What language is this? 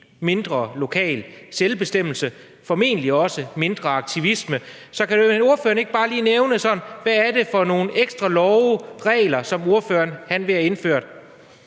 Danish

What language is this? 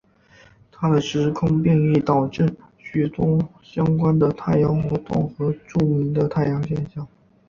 Chinese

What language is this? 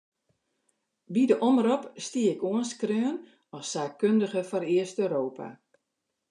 Western Frisian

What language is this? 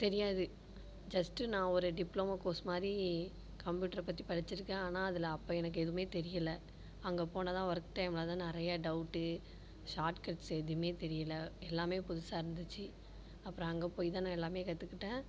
Tamil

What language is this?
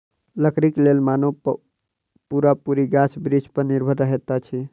Maithili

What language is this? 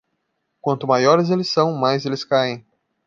Portuguese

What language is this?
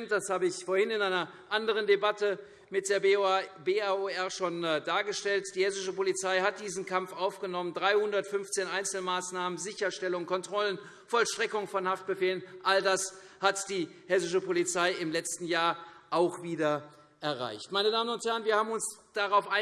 German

